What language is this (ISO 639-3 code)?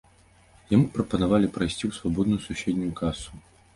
bel